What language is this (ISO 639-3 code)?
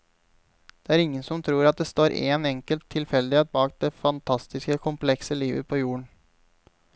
nor